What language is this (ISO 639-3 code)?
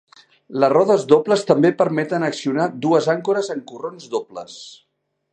cat